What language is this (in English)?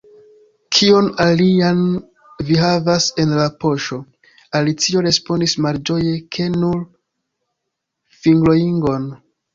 Esperanto